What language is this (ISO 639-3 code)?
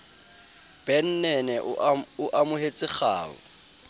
sot